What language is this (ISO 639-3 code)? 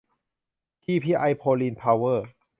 tha